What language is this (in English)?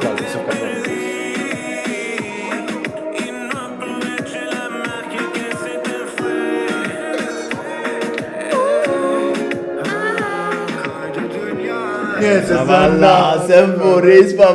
Turkish